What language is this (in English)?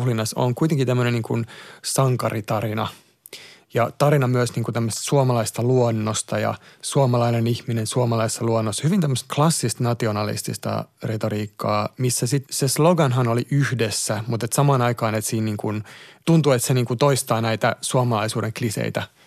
Finnish